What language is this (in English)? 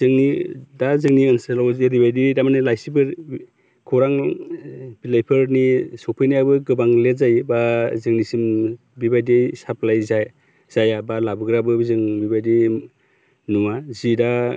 Bodo